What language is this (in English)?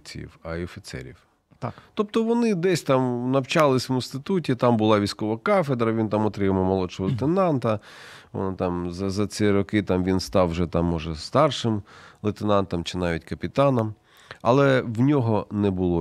Ukrainian